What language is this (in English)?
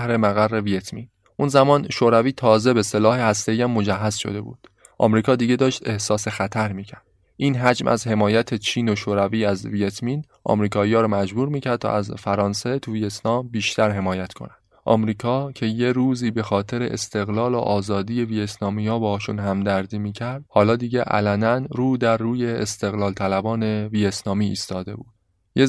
Persian